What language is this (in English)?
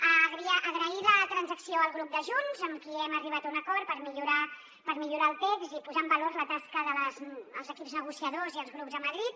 Catalan